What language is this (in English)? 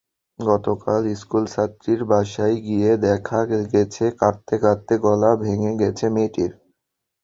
Bangla